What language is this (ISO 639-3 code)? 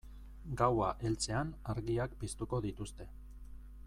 eus